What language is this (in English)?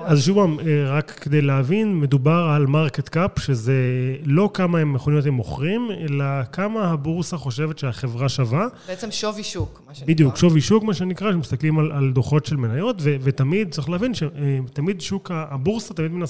Hebrew